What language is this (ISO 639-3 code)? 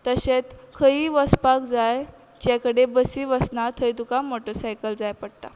kok